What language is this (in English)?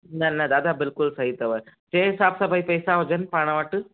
Sindhi